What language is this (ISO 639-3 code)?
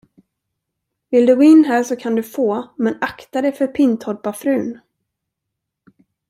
swe